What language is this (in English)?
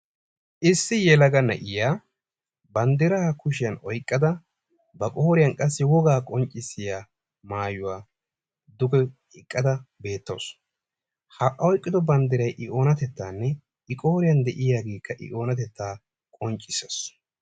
Wolaytta